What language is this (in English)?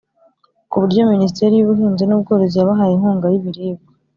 Kinyarwanda